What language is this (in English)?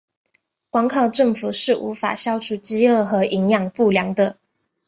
Chinese